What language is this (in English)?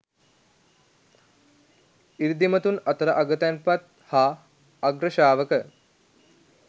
Sinhala